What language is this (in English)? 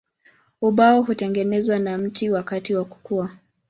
Swahili